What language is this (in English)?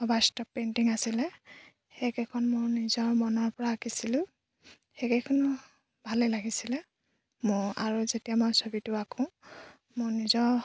Assamese